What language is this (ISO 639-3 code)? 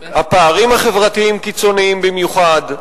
heb